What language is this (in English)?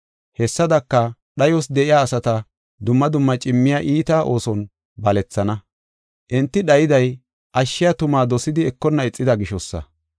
Gofa